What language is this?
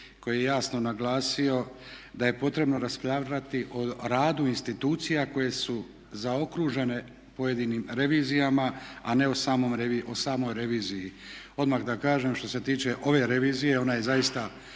Croatian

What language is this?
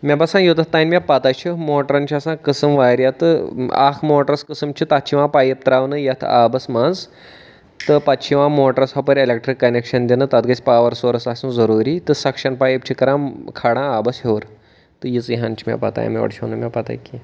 Kashmiri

